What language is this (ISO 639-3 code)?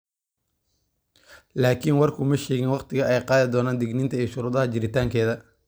som